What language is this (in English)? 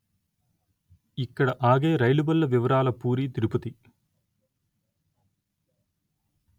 Telugu